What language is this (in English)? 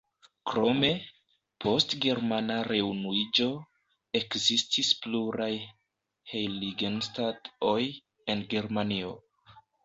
Esperanto